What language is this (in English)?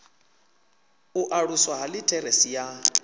Venda